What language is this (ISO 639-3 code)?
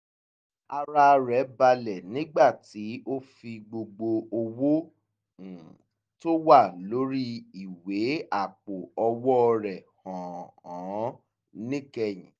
yor